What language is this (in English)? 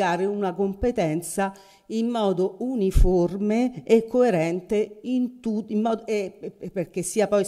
Italian